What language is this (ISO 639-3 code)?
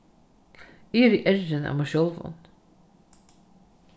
fao